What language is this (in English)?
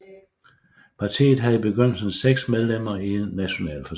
Danish